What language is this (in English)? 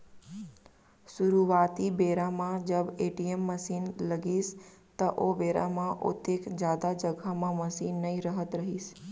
Chhattisgarhi